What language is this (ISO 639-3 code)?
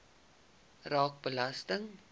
afr